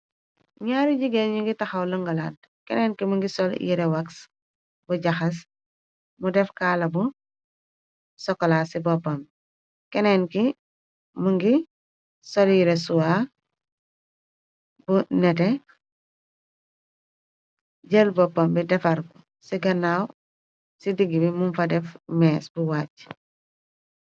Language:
Wolof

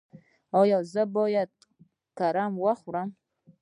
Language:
Pashto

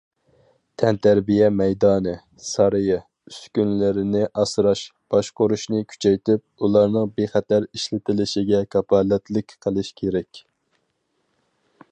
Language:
Uyghur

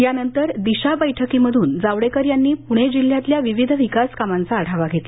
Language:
Marathi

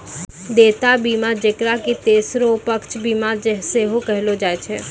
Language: Maithili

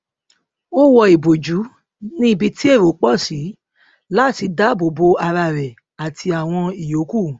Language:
Yoruba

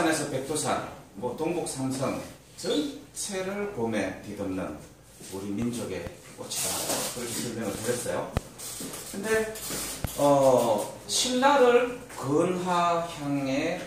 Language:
Korean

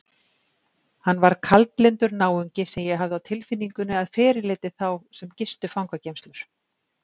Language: Icelandic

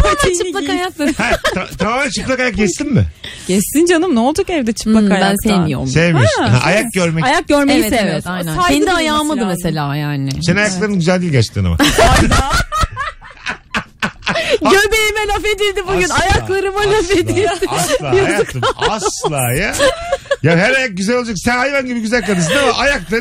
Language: Turkish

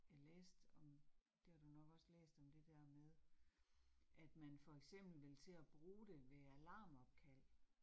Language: Danish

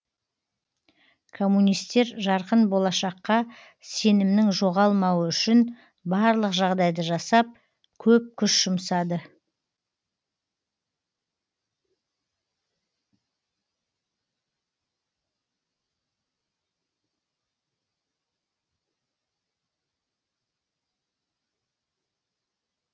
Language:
Kazakh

